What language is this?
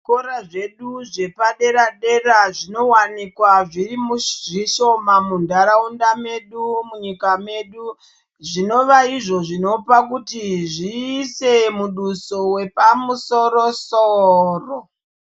Ndau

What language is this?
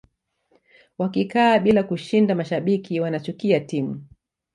Swahili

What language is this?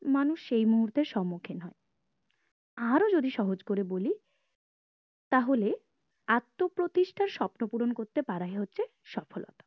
Bangla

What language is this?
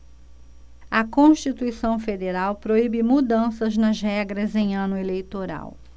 Portuguese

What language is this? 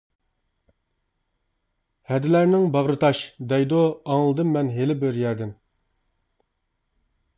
Uyghur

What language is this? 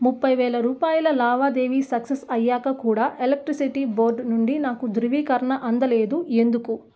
Telugu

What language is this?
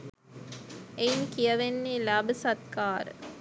Sinhala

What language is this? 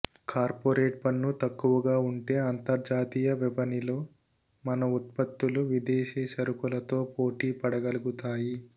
Telugu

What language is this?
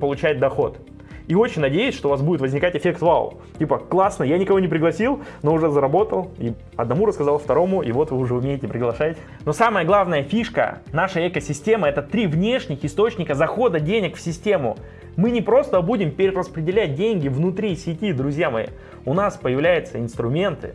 Russian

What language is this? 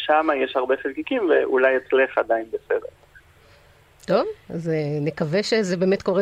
Hebrew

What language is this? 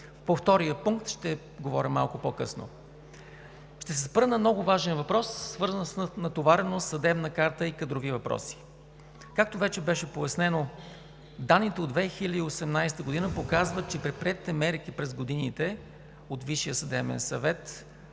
Bulgarian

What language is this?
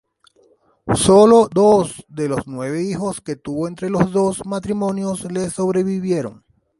Spanish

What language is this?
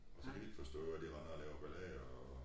Danish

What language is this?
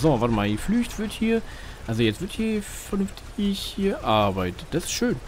German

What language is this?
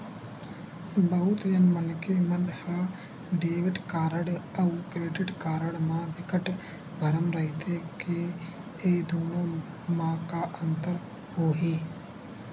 Chhattisgarhi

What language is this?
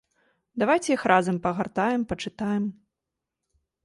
Belarusian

